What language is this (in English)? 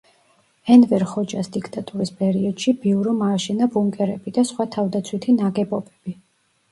Georgian